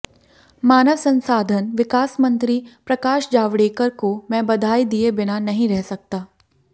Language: Hindi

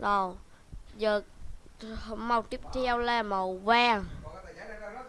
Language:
Vietnamese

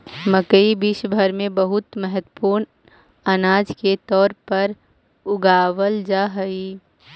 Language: Magahi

